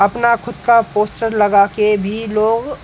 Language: Hindi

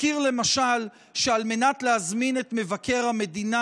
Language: Hebrew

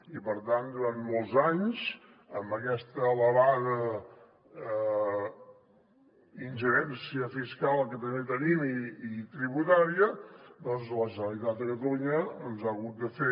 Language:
Catalan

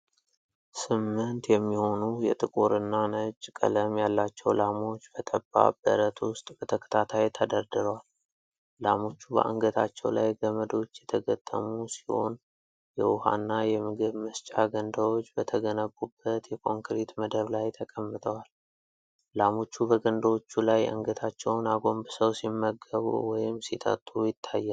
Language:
Amharic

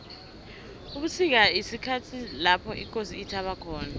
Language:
South Ndebele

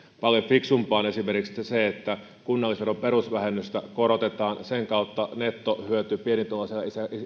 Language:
Finnish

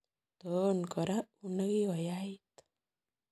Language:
Kalenjin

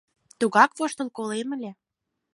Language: Mari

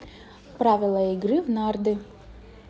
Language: Russian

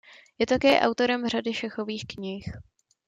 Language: Czech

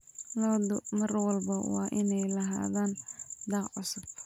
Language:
Somali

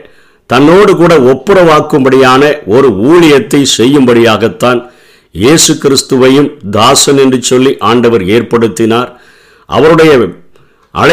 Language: Tamil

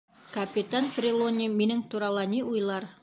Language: Bashkir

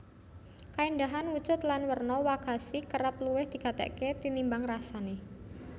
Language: Javanese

